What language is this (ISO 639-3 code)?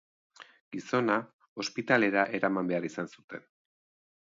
eus